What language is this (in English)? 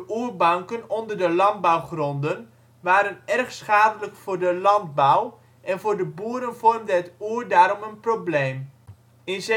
Dutch